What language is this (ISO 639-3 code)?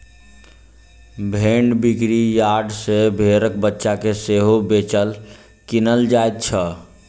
mai